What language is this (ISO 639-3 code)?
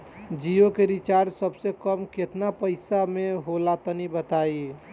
bho